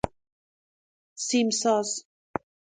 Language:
Persian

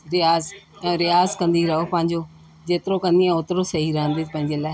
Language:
Sindhi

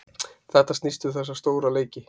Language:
Icelandic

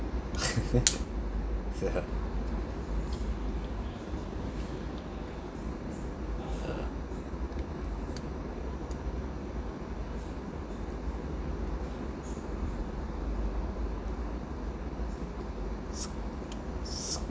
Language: English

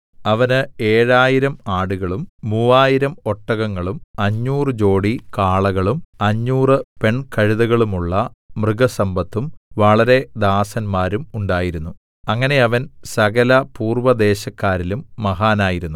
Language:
Malayalam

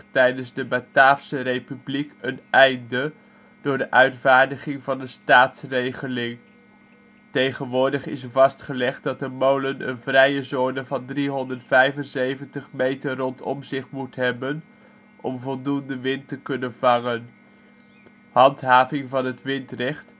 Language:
Dutch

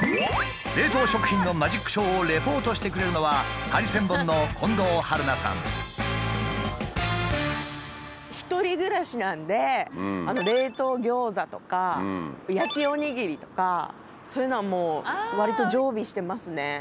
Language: Japanese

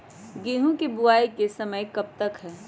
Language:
Magahi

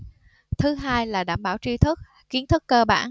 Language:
Vietnamese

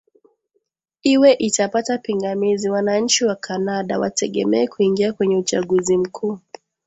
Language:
Swahili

